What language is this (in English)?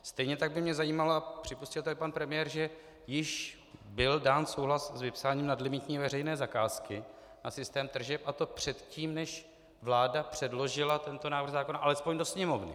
Czech